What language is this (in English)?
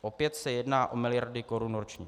Czech